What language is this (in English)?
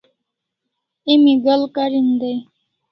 Kalasha